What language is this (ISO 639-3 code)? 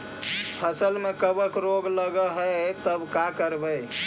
mag